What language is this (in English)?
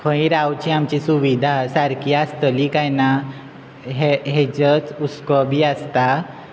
Konkani